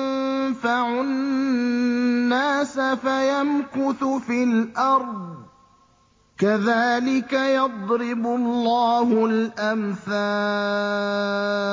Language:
Arabic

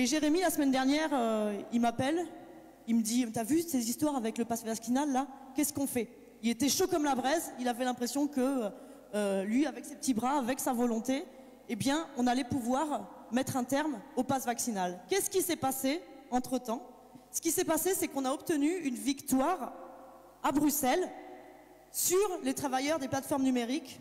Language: French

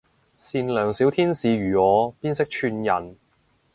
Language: Cantonese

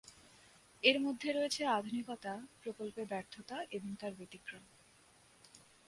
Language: Bangla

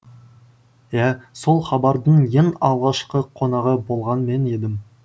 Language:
Kazakh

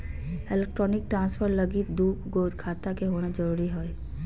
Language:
Magahi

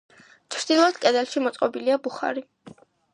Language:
Georgian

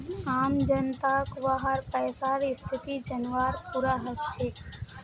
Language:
Magahi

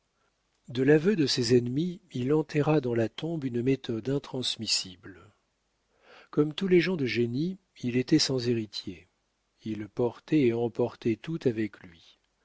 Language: French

